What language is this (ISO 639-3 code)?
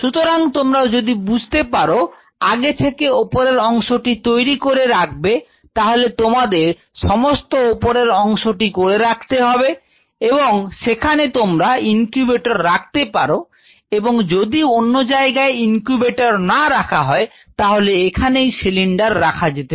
ben